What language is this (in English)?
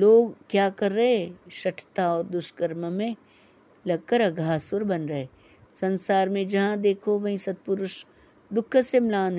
Hindi